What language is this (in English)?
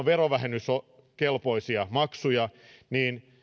Finnish